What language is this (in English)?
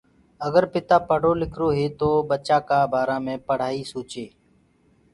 Gurgula